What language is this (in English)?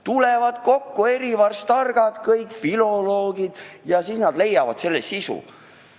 Estonian